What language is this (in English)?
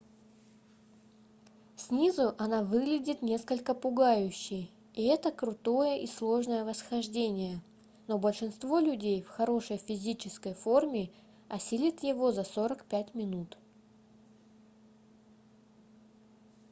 Russian